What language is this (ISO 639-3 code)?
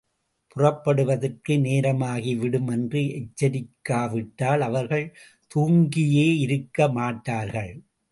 tam